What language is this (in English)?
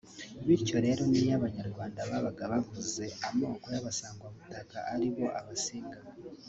Kinyarwanda